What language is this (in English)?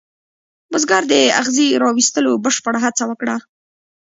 Pashto